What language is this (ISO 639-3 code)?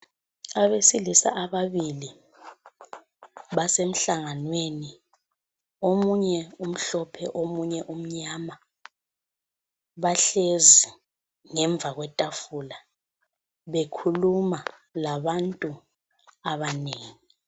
nde